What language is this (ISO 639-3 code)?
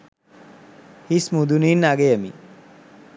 sin